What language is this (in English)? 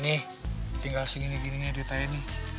Indonesian